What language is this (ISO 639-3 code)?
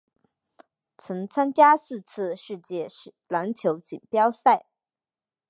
zho